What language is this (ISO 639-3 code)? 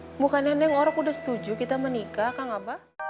ind